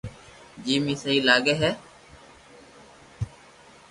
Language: Loarki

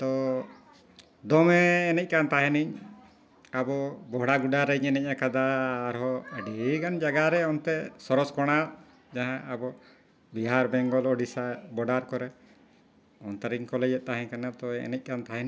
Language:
Santali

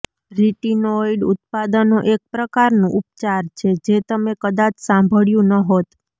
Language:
Gujarati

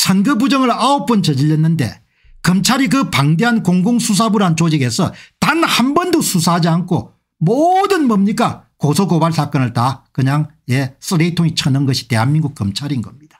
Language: Korean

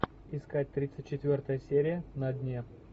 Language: Russian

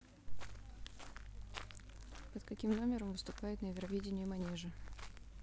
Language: Russian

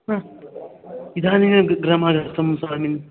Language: Sanskrit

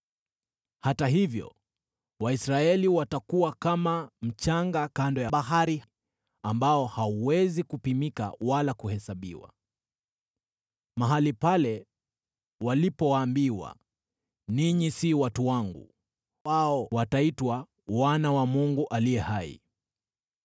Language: Swahili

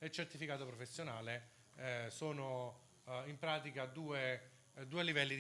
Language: Italian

